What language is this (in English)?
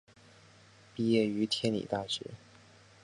Chinese